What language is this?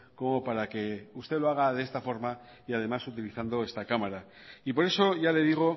Spanish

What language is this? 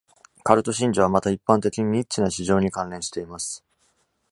Japanese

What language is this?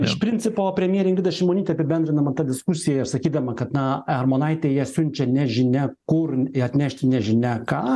Lithuanian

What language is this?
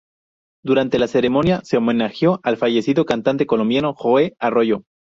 Spanish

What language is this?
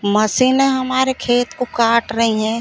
Hindi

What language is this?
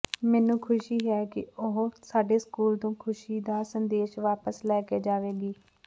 Punjabi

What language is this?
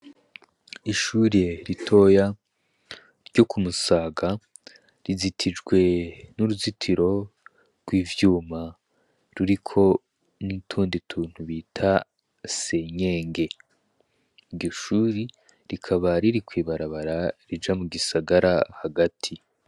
Rundi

